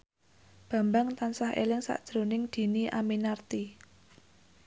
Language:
Javanese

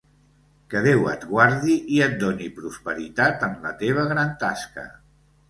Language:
Catalan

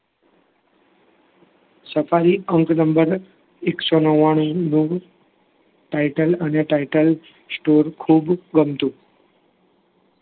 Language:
Gujarati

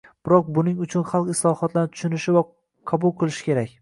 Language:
Uzbek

